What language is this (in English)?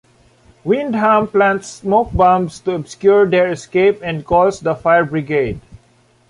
English